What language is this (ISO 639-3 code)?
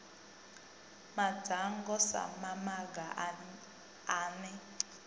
ven